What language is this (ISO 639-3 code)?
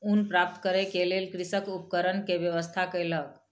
mai